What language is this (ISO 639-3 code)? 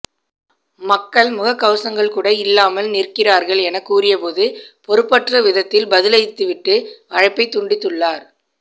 tam